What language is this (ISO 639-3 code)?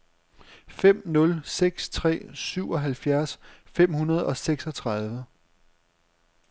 dan